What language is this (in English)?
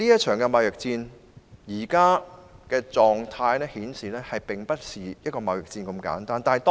Cantonese